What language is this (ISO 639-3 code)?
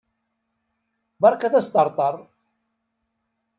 kab